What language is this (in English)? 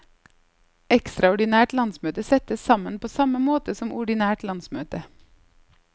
Norwegian